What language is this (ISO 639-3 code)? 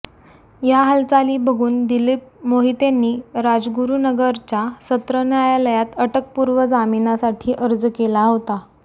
mar